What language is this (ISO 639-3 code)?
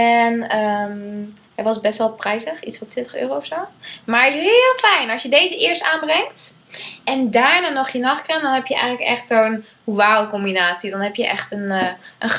nld